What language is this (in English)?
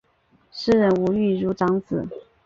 Chinese